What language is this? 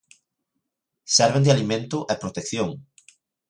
Galician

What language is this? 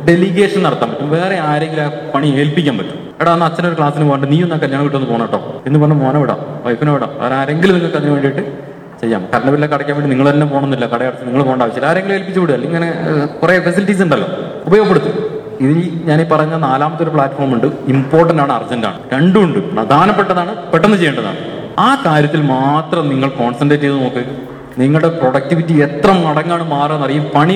Malayalam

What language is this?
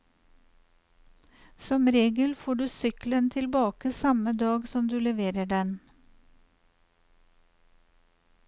Norwegian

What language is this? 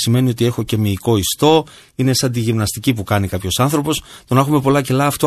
Greek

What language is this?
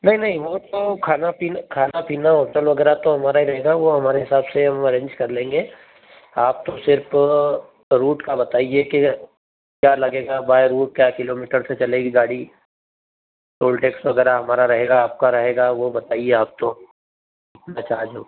Hindi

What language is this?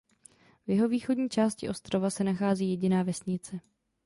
Czech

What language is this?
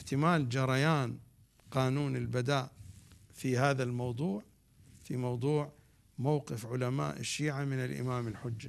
Arabic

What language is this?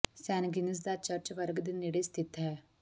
Punjabi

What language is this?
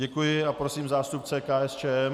Czech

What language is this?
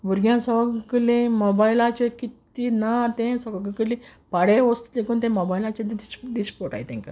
Konkani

